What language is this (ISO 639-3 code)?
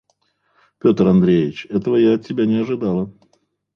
rus